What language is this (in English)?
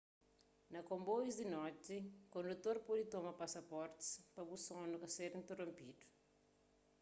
Kabuverdianu